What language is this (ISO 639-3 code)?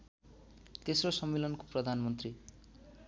nep